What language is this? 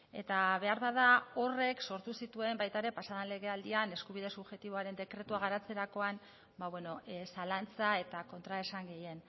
Basque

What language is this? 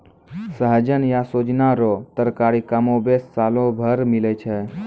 Maithili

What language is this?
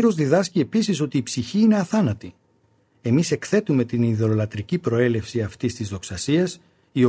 Greek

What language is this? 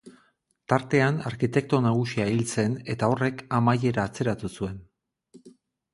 Basque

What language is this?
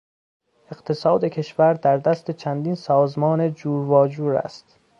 Persian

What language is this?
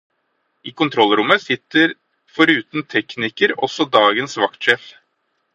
Norwegian Bokmål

